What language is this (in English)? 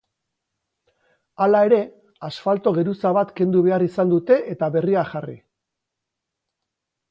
Basque